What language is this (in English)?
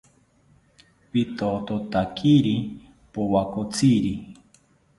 South Ucayali Ashéninka